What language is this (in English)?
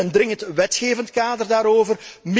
Dutch